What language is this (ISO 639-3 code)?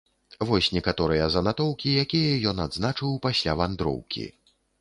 bel